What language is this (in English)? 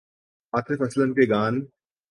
Urdu